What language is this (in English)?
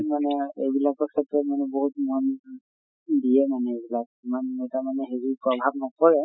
Assamese